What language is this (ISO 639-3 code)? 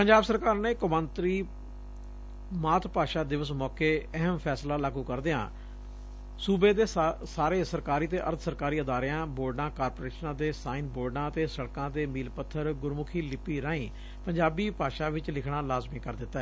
pan